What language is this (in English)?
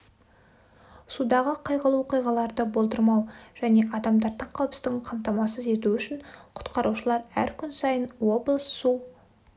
Kazakh